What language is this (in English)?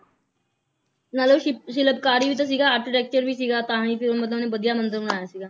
Punjabi